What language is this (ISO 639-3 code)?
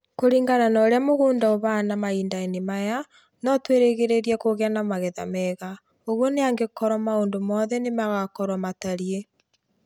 kik